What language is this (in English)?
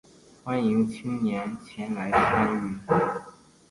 Chinese